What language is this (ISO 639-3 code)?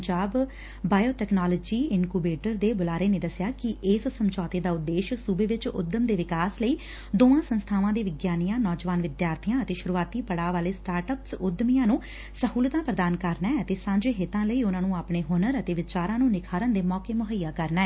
pan